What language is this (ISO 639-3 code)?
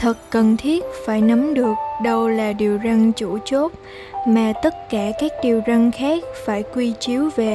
vie